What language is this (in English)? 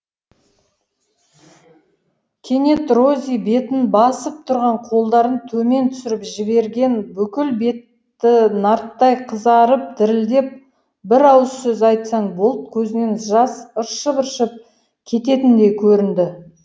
Kazakh